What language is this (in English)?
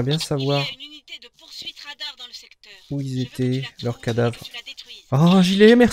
French